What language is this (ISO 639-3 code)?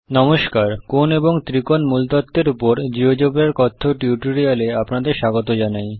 ben